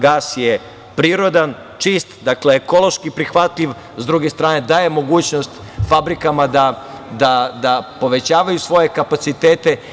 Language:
Serbian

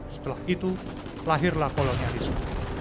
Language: Indonesian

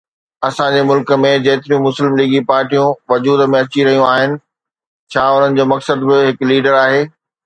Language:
Sindhi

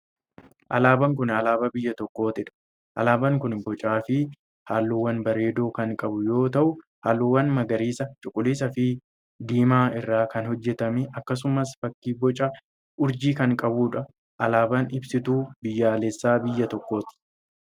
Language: Oromo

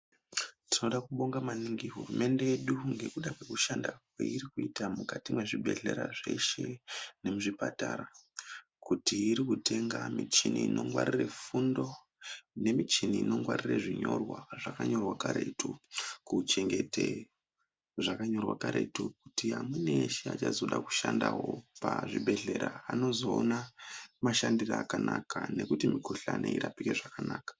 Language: Ndau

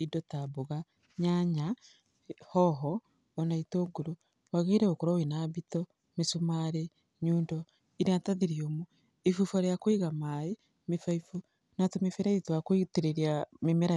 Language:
Kikuyu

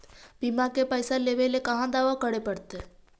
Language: Magahi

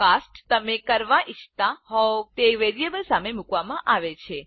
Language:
Gujarati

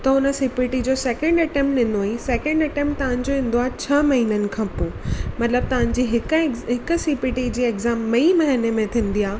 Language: Sindhi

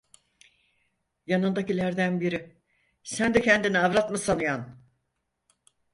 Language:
Turkish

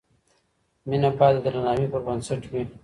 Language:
Pashto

